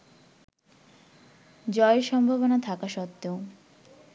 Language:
Bangla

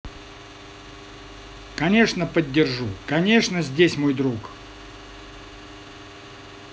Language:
Russian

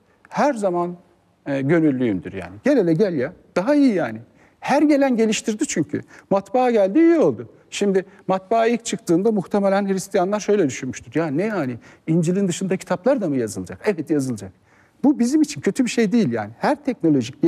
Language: Turkish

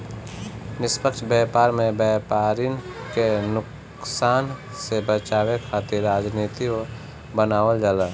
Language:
Bhojpuri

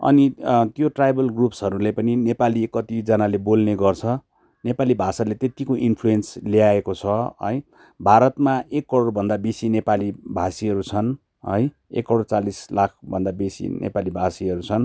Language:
Nepali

